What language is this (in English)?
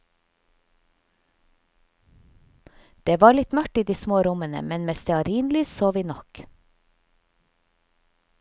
Norwegian